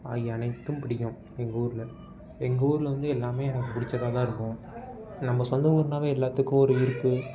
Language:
Tamil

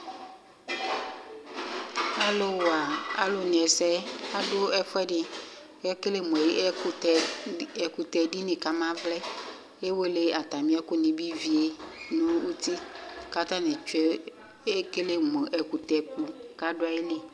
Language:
Ikposo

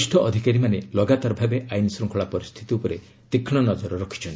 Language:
Odia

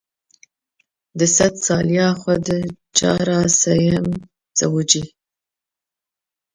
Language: Kurdish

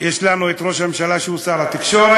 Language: Hebrew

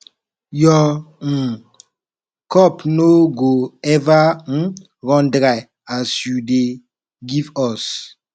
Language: Nigerian Pidgin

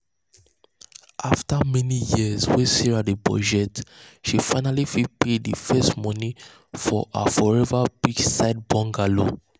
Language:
Nigerian Pidgin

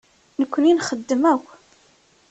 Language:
Kabyle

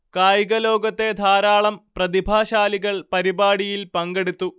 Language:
Malayalam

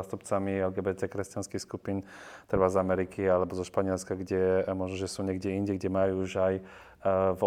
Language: Slovak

